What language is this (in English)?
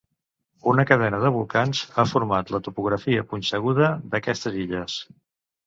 Catalan